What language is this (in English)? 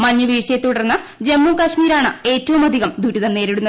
Malayalam